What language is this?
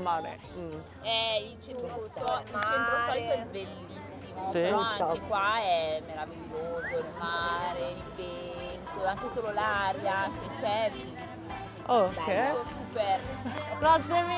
Korean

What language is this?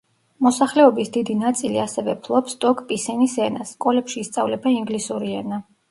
Georgian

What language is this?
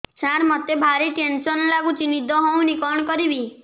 Odia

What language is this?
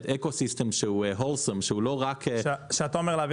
Hebrew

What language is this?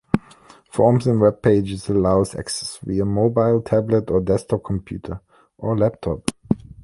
English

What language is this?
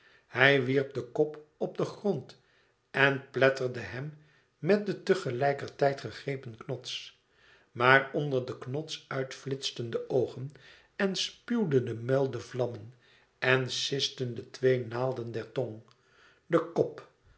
Dutch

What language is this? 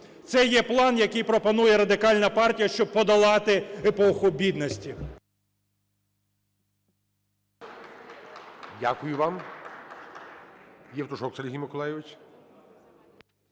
Ukrainian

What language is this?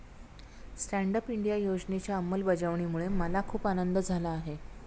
Marathi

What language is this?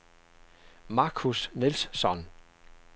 Danish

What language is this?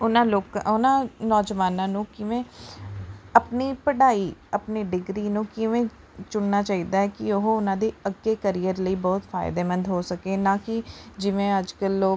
Punjabi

